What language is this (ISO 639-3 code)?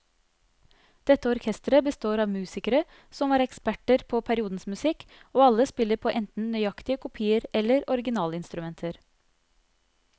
nor